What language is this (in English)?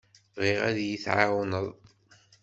Kabyle